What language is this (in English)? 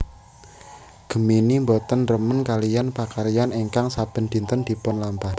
Javanese